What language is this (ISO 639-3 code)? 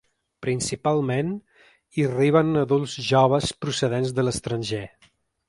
cat